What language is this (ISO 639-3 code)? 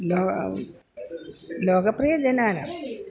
san